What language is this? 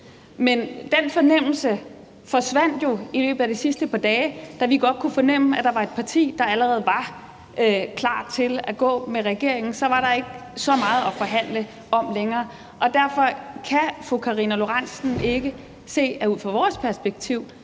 Danish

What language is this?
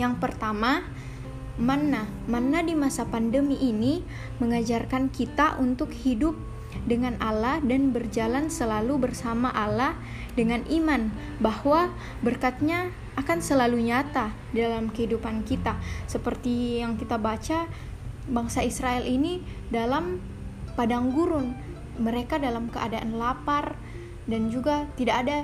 Indonesian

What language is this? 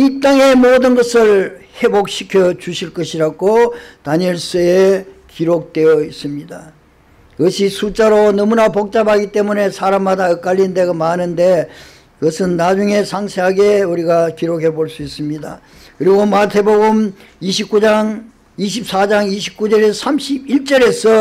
Korean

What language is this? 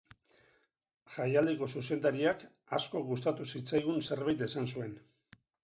Basque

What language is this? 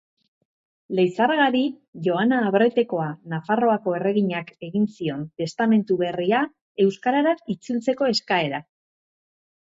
Basque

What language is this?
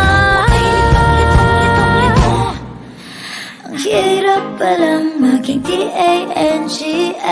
Filipino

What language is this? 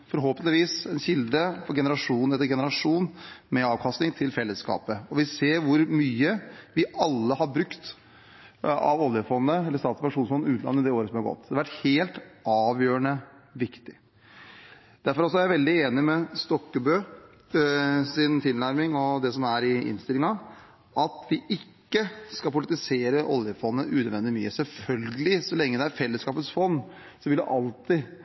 Norwegian Bokmål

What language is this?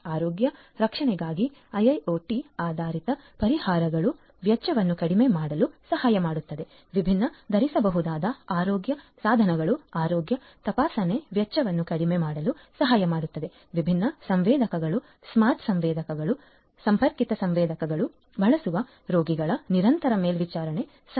Kannada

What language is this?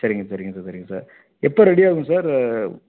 Tamil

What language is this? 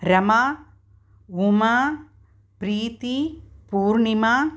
Sanskrit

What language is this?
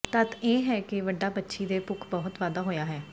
Punjabi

